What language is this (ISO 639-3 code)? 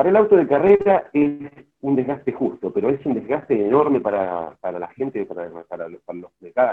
spa